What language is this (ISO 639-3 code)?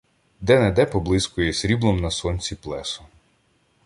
ukr